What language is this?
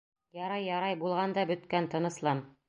Bashkir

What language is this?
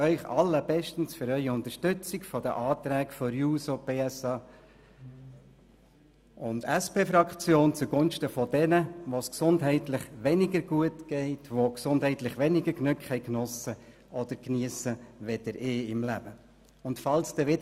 Swiss German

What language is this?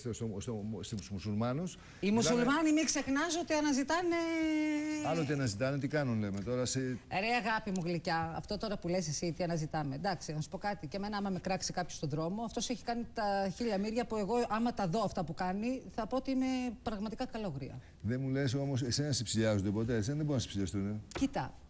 Greek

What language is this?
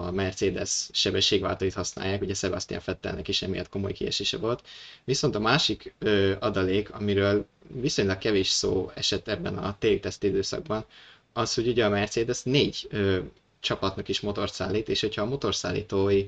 Hungarian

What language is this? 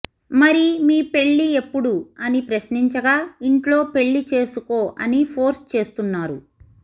Telugu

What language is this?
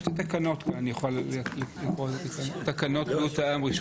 Hebrew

